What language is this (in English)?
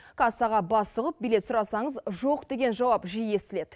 Kazakh